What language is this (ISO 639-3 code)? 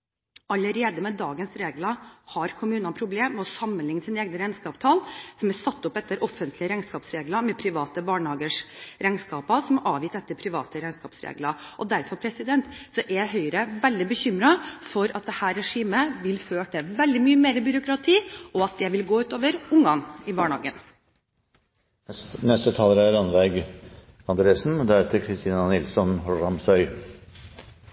nob